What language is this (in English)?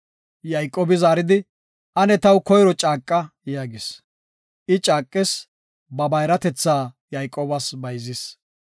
Gofa